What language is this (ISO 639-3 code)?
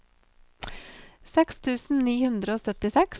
nor